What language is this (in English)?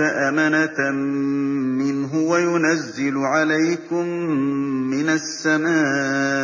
Arabic